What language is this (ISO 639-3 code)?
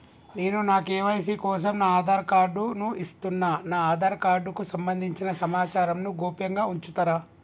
tel